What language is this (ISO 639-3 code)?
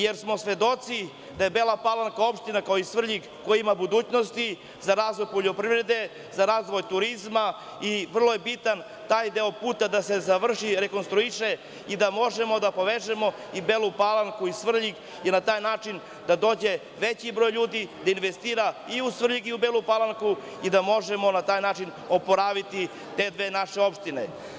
srp